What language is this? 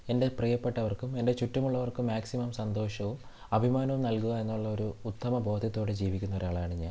Malayalam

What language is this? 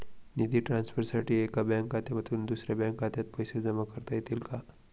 Marathi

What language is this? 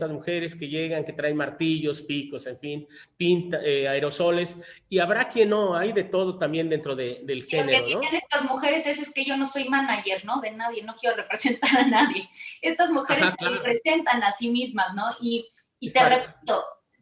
Spanish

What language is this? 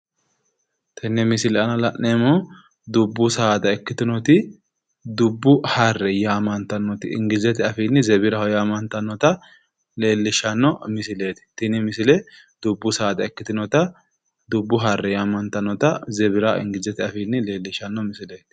Sidamo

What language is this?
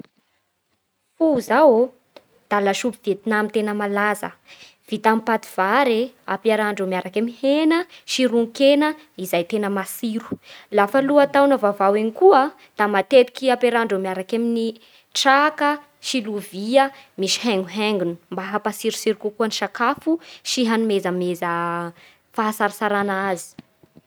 Bara Malagasy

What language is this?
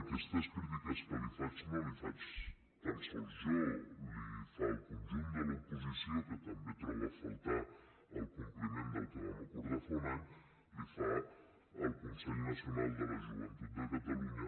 Catalan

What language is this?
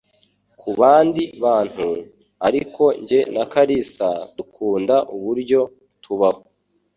Kinyarwanda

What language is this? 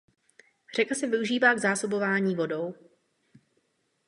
Czech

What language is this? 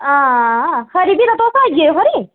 Dogri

